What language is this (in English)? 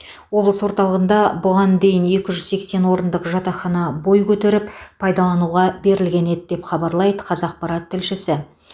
Kazakh